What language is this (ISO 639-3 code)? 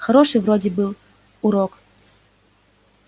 rus